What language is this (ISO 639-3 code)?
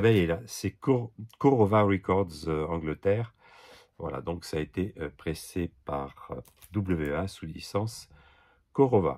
fra